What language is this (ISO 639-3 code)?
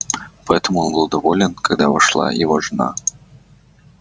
rus